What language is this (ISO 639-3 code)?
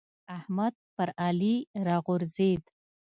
pus